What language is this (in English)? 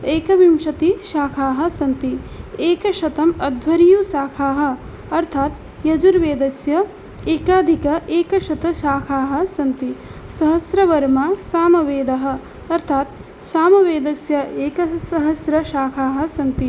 Sanskrit